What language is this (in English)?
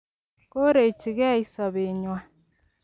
Kalenjin